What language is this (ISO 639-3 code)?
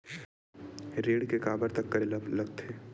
hne